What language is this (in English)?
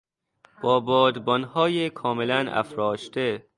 Persian